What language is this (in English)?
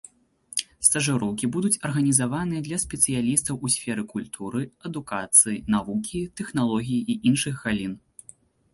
Belarusian